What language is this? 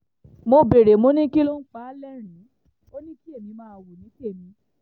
Yoruba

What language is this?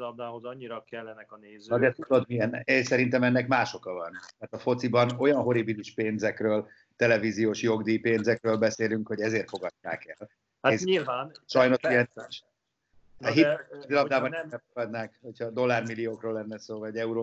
Hungarian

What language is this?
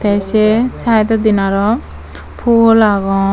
Chakma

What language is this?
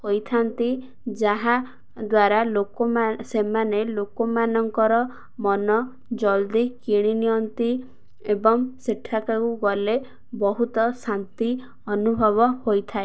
Odia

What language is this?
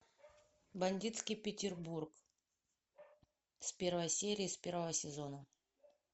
Russian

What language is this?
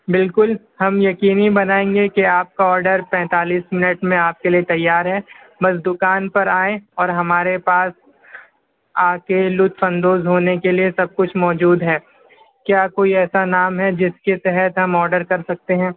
Urdu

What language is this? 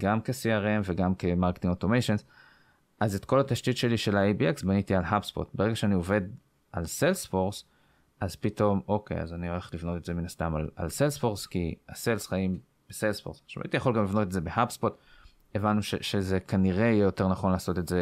Hebrew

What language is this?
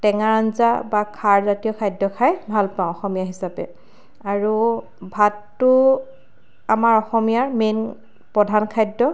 Assamese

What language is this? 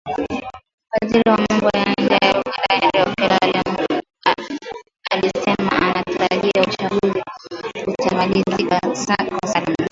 Swahili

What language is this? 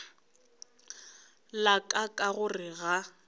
Northern Sotho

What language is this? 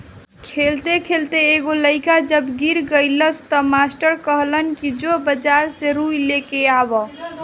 Bhojpuri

